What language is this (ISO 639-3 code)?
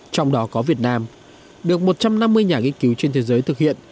vie